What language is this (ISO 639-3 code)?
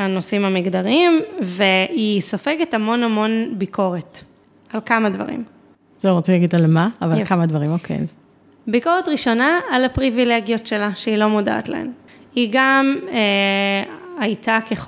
heb